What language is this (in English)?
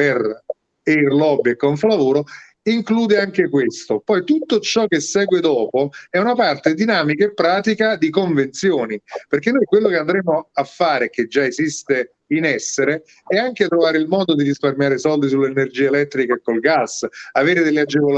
Italian